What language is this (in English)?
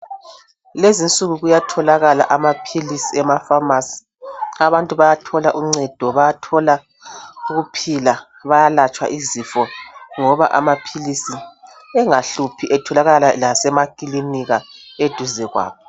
North Ndebele